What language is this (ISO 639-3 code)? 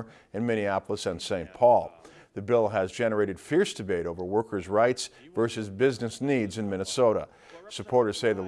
eng